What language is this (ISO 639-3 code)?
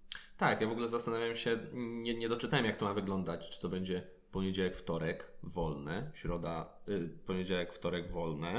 pol